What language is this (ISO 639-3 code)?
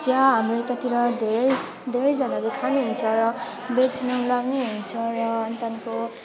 nep